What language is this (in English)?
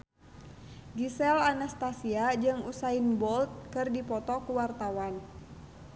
Sundanese